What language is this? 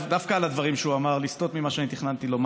Hebrew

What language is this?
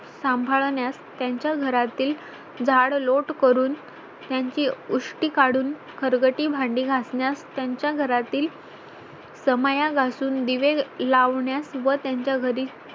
Marathi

